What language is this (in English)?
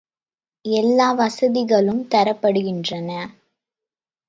Tamil